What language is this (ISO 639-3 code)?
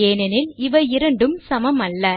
tam